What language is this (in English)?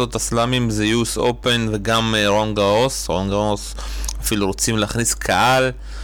Hebrew